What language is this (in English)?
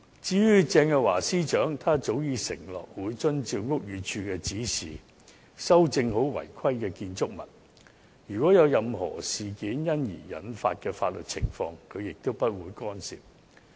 Cantonese